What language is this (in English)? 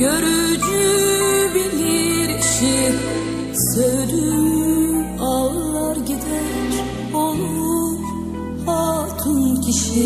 Turkish